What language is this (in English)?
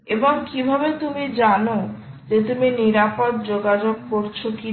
Bangla